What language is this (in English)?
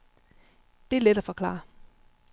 Danish